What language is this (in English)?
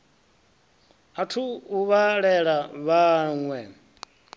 Venda